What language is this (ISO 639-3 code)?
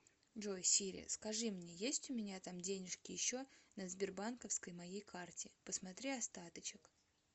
rus